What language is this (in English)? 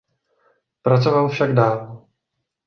Czech